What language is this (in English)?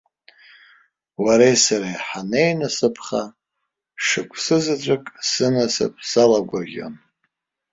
Abkhazian